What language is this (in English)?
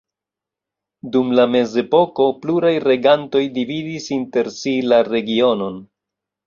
Esperanto